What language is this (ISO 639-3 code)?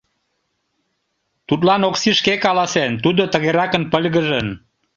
chm